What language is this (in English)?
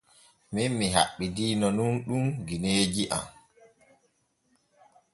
Borgu Fulfulde